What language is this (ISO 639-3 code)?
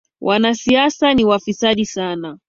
swa